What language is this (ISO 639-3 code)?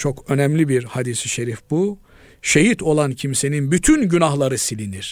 tur